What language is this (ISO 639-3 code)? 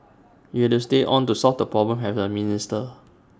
eng